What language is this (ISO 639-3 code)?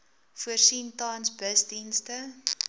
afr